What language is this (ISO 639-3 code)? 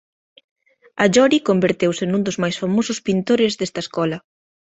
glg